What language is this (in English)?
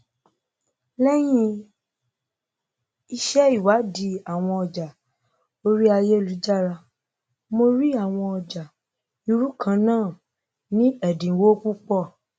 Yoruba